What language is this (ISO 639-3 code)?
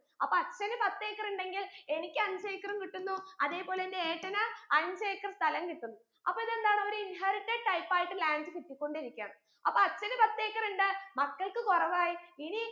mal